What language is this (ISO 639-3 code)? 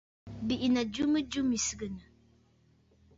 bfd